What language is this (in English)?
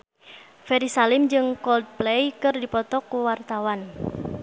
Sundanese